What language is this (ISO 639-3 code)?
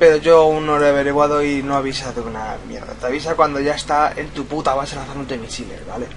spa